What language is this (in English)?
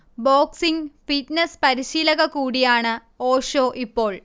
Malayalam